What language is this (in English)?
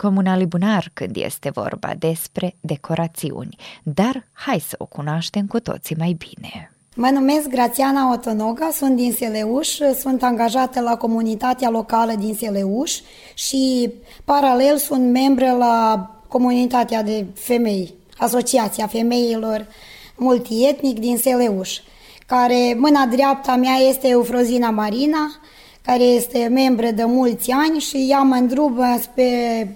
Romanian